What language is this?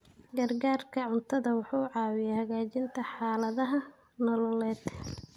Somali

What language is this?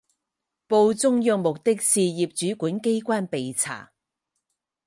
Chinese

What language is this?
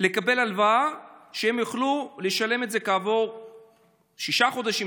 Hebrew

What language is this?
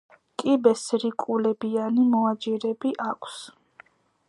Georgian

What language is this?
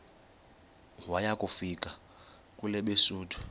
Xhosa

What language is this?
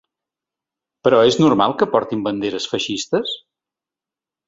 Catalan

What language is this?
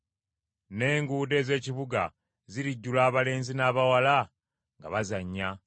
Ganda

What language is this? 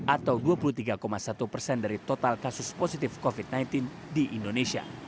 Indonesian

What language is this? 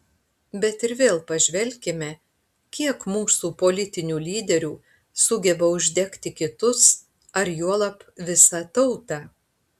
Lithuanian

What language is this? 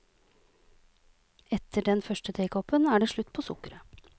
Norwegian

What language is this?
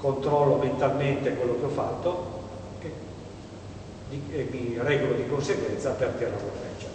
Italian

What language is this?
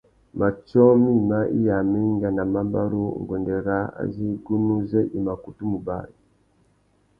Tuki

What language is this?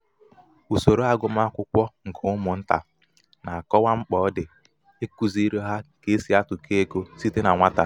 Igbo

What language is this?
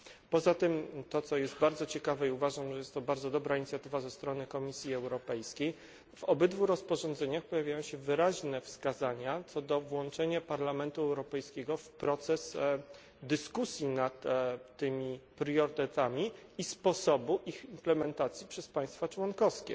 Polish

